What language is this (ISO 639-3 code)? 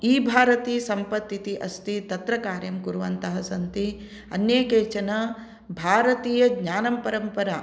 san